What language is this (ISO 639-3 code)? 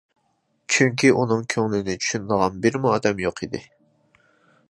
uig